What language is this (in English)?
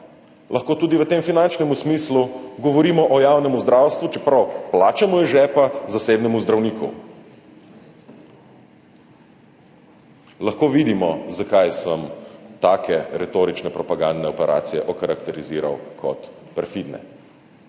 Slovenian